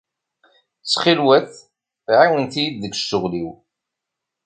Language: Kabyle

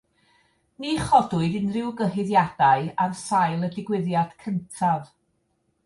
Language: Welsh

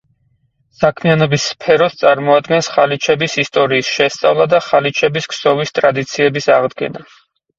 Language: Georgian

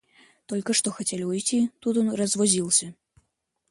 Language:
Russian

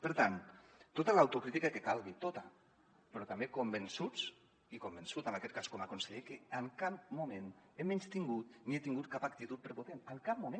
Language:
Catalan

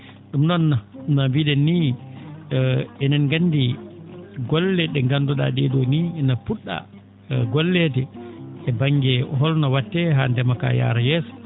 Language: Fula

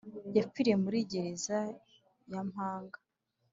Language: Kinyarwanda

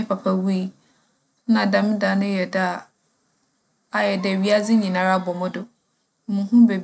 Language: Akan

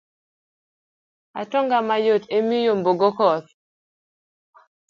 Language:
Luo (Kenya and Tanzania)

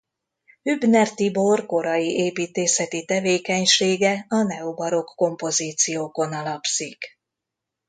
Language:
Hungarian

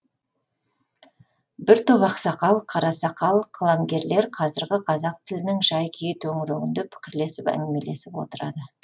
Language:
Kazakh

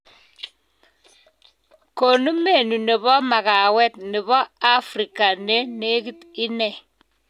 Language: Kalenjin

